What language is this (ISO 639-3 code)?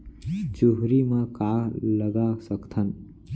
hne